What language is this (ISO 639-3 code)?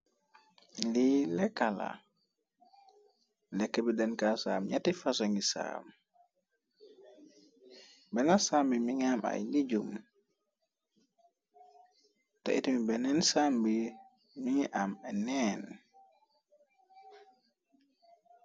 wol